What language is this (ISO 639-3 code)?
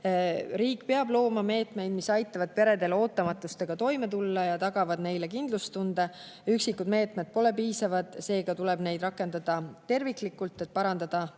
est